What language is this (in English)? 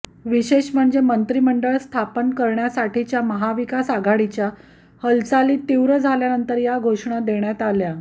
Marathi